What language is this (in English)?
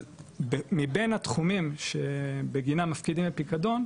Hebrew